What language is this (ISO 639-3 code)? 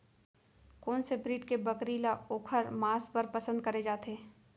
hne